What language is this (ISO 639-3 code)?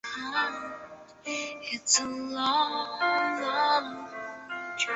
zho